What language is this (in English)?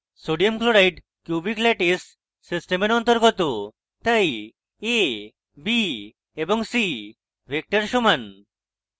Bangla